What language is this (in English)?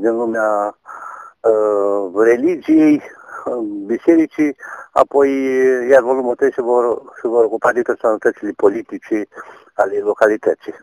Romanian